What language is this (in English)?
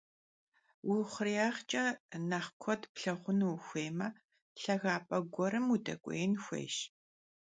Kabardian